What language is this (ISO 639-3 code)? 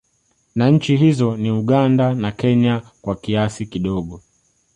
swa